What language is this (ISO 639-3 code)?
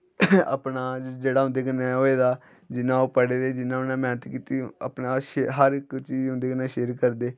doi